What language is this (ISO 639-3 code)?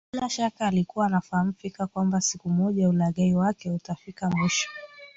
swa